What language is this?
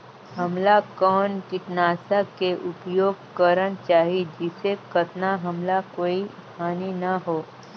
Chhattisgarhi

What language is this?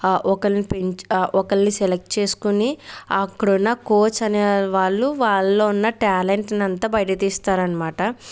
Telugu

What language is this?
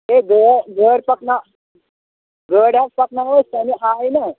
Kashmiri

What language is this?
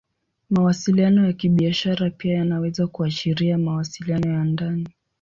Swahili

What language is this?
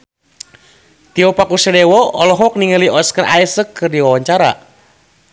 Sundanese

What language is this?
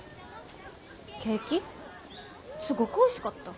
Japanese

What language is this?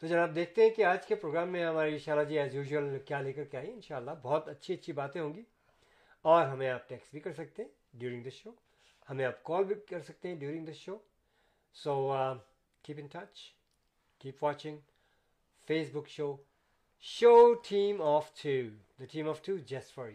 Urdu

